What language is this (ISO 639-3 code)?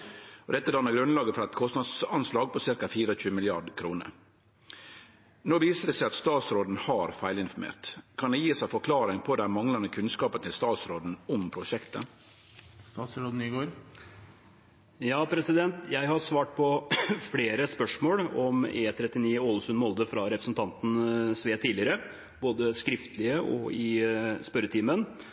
nor